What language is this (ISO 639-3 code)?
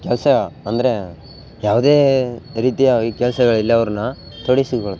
kan